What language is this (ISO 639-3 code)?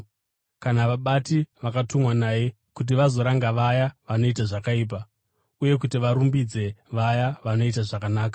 sna